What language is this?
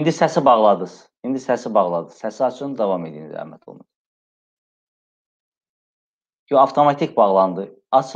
Turkish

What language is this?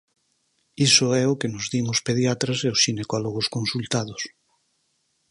Galician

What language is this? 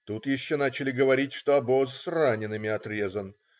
Russian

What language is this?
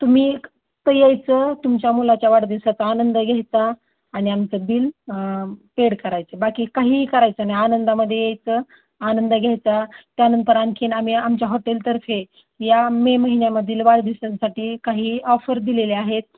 Marathi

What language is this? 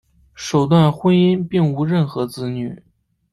Chinese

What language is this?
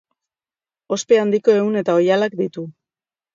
Basque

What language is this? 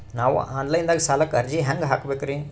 Kannada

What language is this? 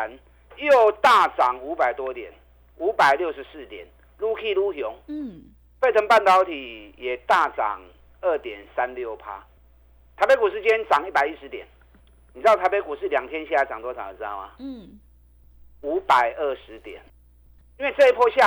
Chinese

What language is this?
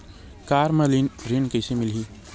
Chhattisgarhi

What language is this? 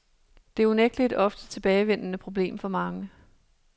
Danish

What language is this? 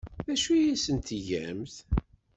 Kabyle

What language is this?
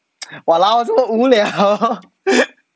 English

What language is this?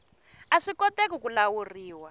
Tsonga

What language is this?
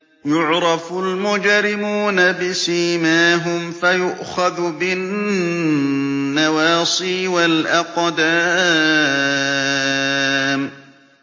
Arabic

